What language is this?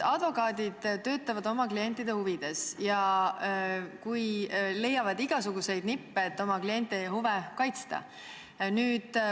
Estonian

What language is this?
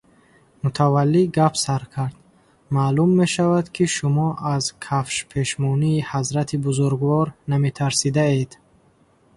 Tajik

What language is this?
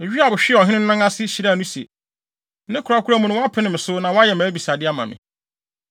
Akan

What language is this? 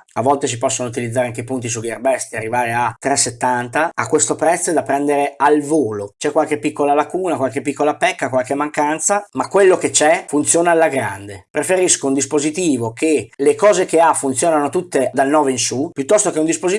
Italian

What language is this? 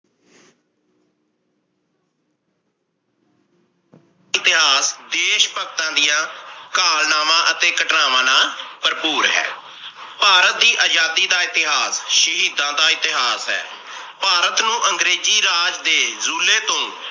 Punjabi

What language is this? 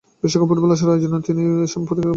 Bangla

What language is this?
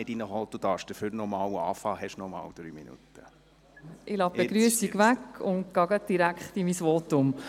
Swiss German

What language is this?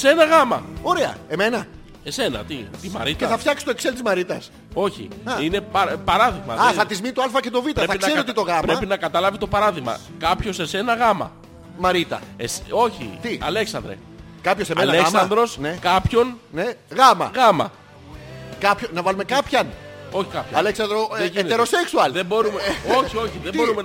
Greek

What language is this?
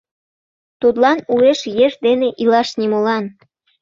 Mari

